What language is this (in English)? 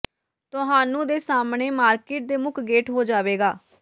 Punjabi